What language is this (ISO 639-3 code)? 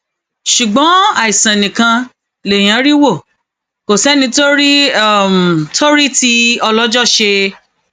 yor